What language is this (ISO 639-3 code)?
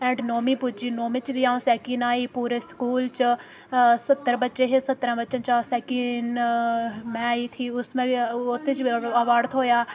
doi